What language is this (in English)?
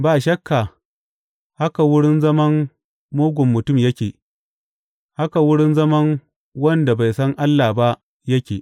Hausa